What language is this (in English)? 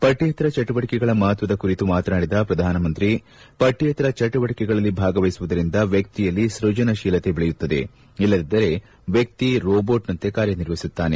Kannada